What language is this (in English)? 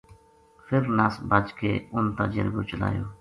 Gujari